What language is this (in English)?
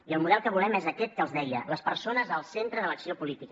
Catalan